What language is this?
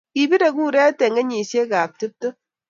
Kalenjin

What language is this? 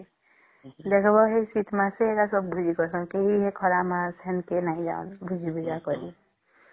Odia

